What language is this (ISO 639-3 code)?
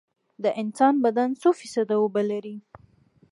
pus